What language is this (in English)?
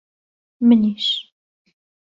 Central Kurdish